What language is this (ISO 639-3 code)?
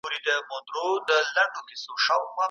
pus